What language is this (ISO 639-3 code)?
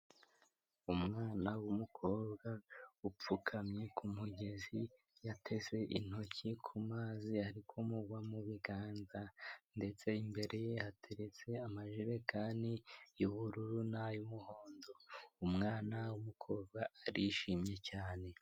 kin